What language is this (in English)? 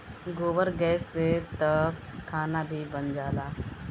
Bhojpuri